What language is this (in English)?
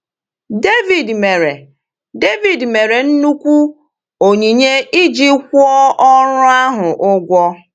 Igbo